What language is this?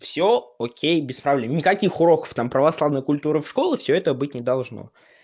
Russian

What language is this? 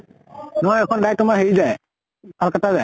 Assamese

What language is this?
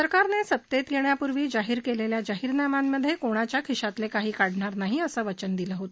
Marathi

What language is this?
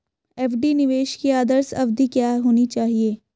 Hindi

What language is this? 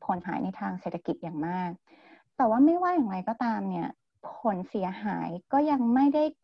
Thai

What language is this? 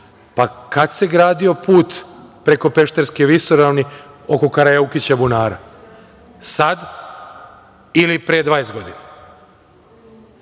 Serbian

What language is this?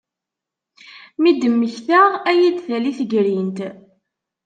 Kabyle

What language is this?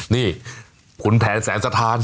Thai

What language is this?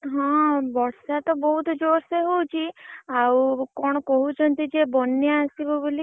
Odia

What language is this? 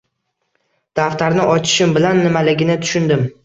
Uzbek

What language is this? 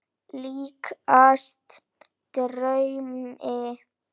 Icelandic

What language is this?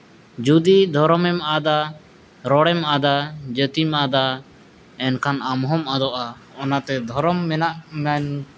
Santali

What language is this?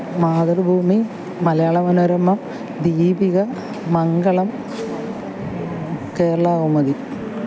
Malayalam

